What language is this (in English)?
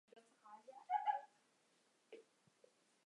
Chinese